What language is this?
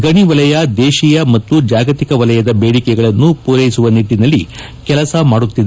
Kannada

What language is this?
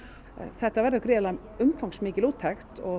Icelandic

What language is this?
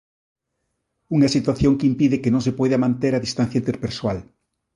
Galician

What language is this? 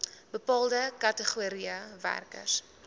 Afrikaans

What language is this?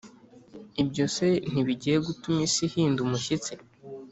Kinyarwanda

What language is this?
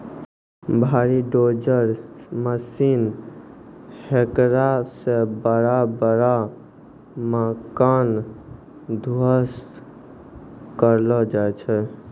Maithili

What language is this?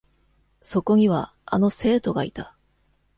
Japanese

